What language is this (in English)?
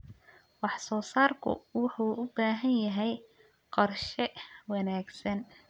Somali